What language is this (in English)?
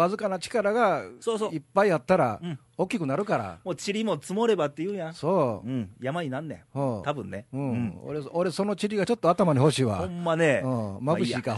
Japanese